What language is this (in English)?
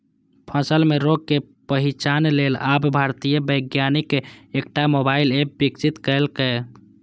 Maithili